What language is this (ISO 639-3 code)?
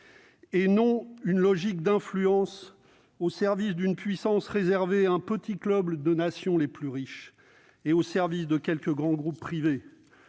fra